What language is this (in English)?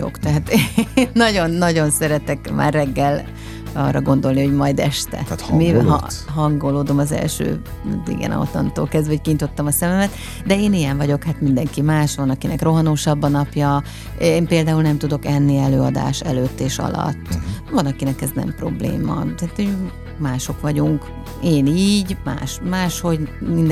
Hungarian